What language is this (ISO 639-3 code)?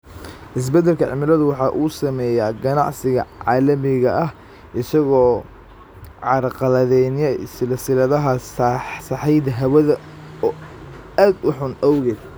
som